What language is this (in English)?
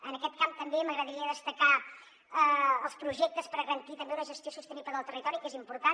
Catalan